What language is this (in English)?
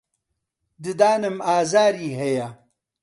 Central Kurdish